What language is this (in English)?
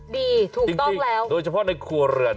Thai